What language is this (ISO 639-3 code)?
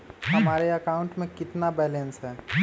mag